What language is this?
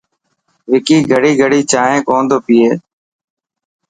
Dhatki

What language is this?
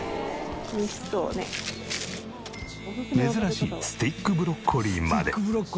Japanese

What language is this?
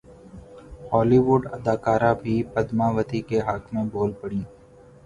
Urdu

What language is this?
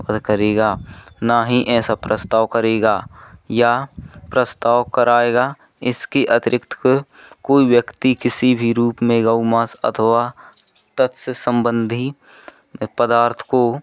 Hindi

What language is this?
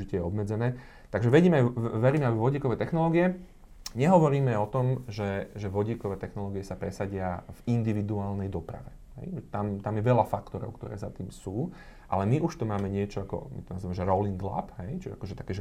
Slovak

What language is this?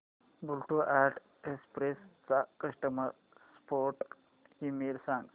Marathi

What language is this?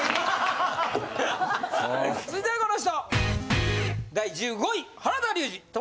Japanese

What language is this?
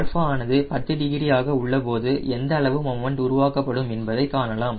Tamil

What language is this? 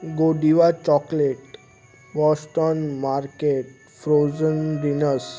Sindhi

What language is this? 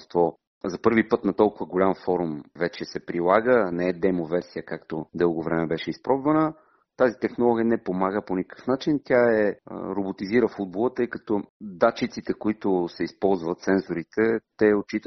Bulgarian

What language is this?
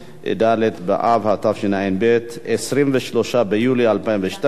Hebrew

